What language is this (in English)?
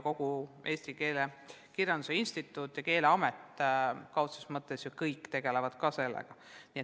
Estonian